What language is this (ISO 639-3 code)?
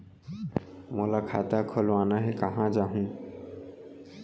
hne